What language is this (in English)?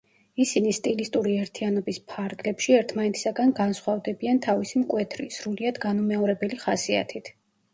Georgian